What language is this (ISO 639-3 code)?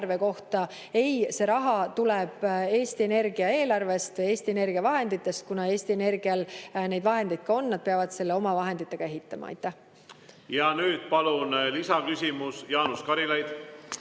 est